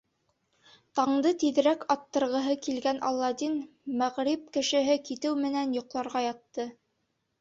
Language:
Bashkir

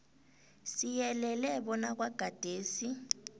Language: South Ndebele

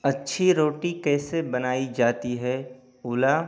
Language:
Urdu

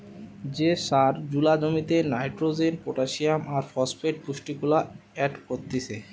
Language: Bangla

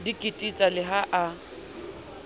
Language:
Southern Sotho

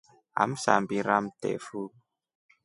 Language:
Rombo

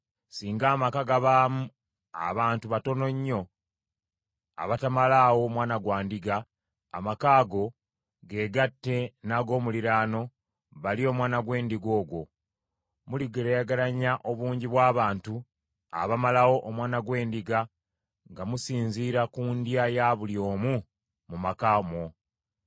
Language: Ganda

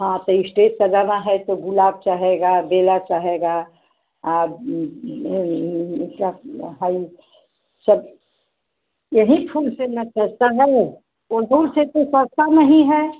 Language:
Hindi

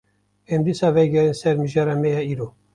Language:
Kurdish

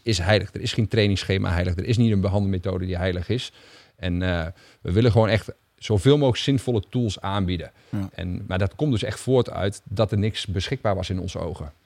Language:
Dutch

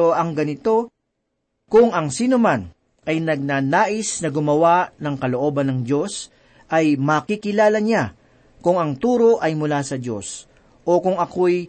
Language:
Filipino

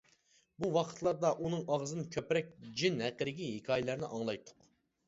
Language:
Uyghur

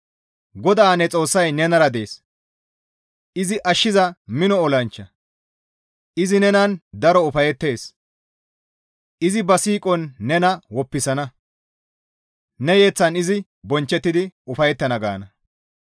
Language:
Gamo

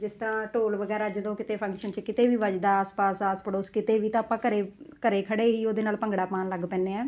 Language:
Punjabi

